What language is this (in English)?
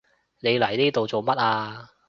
Cantonese